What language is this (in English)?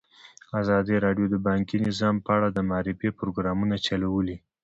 Pashto